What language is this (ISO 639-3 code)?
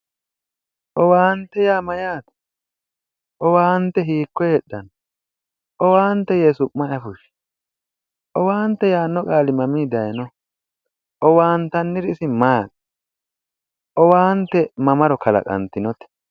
sid